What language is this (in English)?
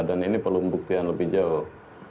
Indonesian